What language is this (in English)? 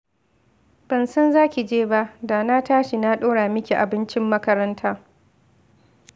Hausa